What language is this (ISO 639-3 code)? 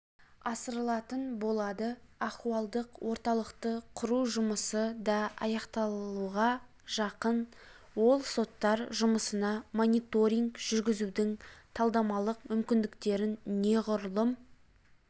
kaz